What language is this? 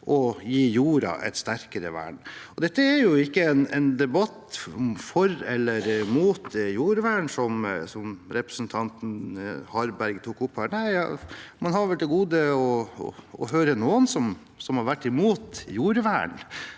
Norwegian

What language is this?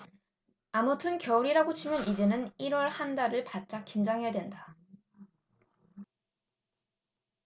Korean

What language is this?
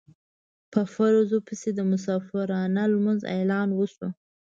Pashto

